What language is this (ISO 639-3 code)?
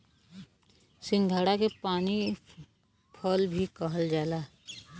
bho